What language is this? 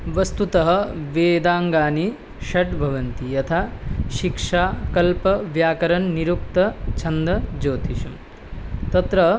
Sanskrit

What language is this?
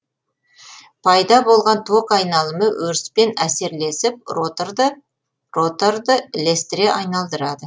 Kazakh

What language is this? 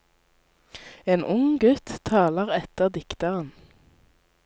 Norwegian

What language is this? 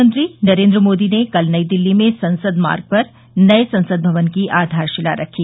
Hindi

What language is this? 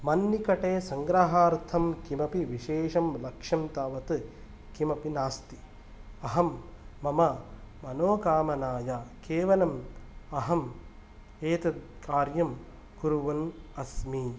Sanskrit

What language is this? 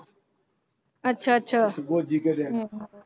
Punjabi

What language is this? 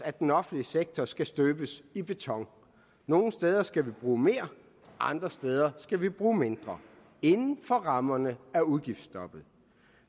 Danish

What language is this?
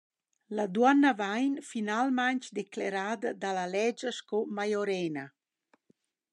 Romansh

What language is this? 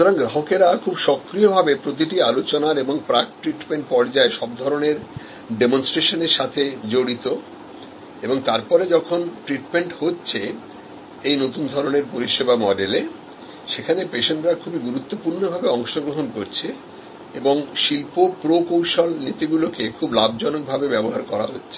Bangla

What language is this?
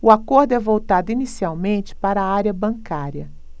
Portuguese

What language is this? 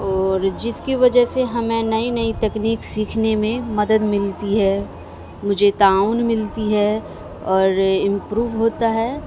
Urdu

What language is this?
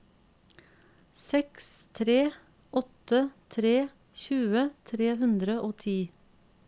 Norwegian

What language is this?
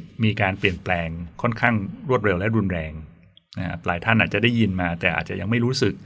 Thai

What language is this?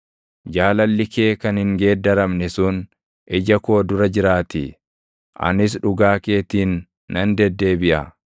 Oromo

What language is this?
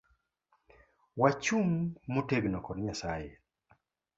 Luo (Kenya and Tanzania)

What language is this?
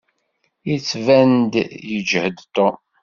Kabyle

